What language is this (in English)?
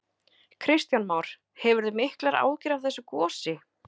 Icelandic